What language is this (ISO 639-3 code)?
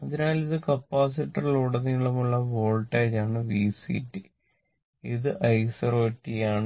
mal